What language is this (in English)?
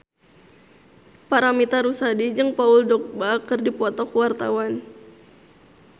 Sundanese